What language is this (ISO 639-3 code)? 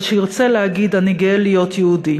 heb